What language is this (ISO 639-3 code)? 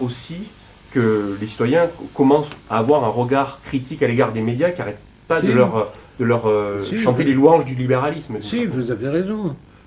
fra